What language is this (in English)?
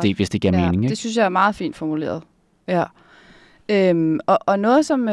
Danish